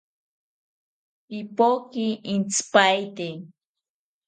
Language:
South Ucayali Ashéninka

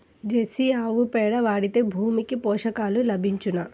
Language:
Telugu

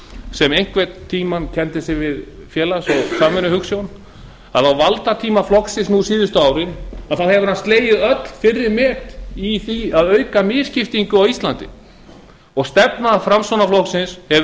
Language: Icelandic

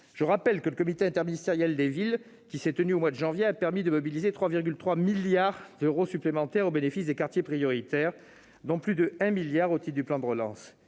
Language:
French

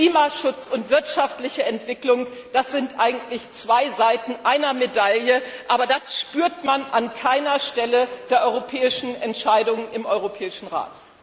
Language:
German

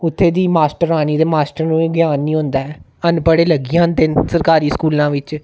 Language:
Dogri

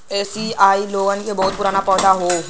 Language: Bhojpuri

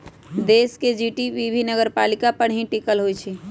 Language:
Magahi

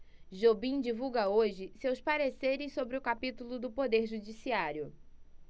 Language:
Portuguese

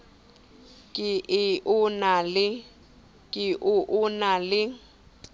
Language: Southern Sotho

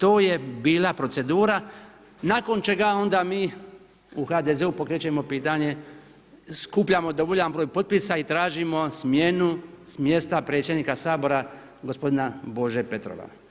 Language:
Croatian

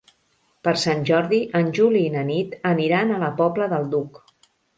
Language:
Catalan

